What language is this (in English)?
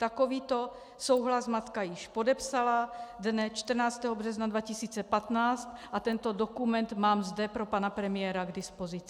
Czech